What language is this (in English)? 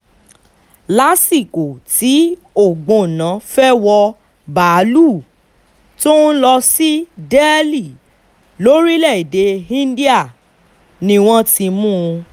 Yoruba